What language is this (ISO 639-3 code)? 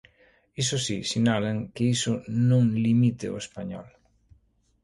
glg